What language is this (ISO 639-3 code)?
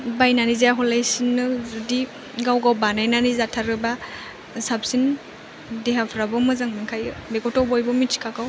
brx